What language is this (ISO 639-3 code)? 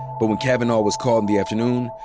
eng